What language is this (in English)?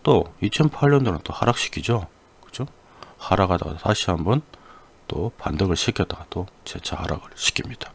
Korean